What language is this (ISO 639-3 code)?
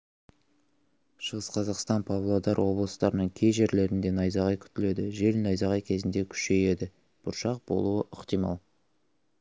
kaz